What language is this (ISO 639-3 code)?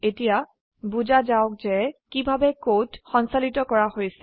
asm